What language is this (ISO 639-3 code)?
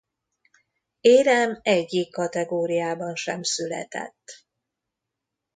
hun